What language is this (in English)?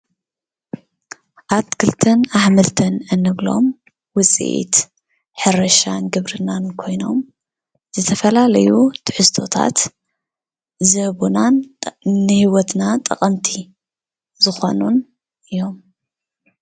Tigrinya